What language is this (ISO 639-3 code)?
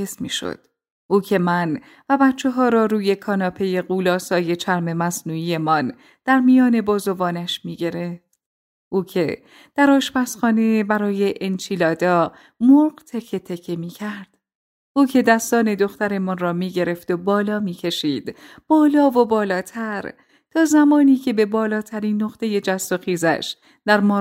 fas